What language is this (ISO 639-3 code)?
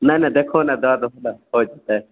mai